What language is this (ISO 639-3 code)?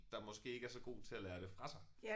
dan